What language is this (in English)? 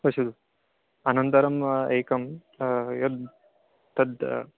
Sanskrit